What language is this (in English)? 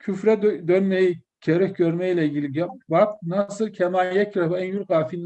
Turkish